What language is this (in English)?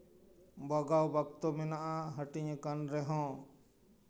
Santali